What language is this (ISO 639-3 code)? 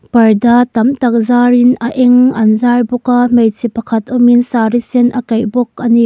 lus